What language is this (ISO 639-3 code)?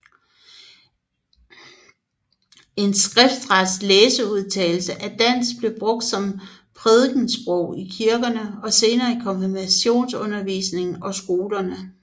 dan